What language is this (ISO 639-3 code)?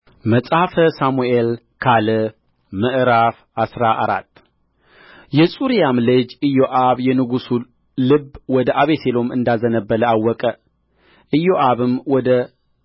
amh